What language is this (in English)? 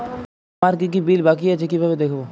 Bangla